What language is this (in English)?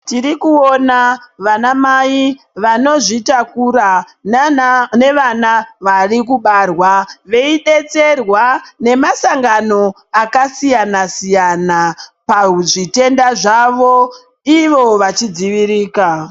Ndau